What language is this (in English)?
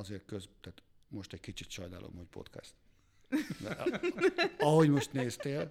Hungarian